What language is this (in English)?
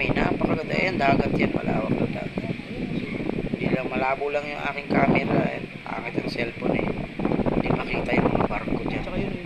Filipino